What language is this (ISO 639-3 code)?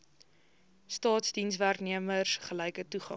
afr